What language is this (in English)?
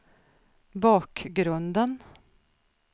Swedish